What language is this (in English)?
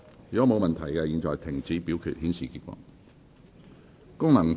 Cantonese